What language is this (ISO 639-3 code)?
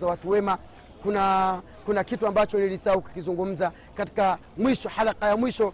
swa